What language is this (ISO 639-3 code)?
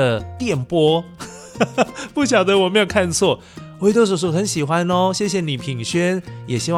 zho